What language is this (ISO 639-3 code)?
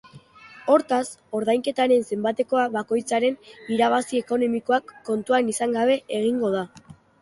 eus